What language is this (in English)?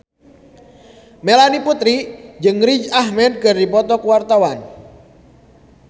Sundanese